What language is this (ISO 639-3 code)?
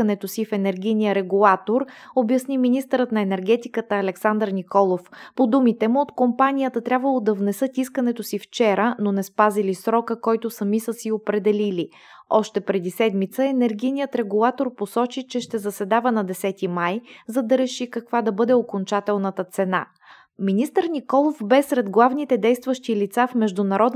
bul